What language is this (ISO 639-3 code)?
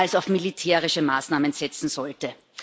deu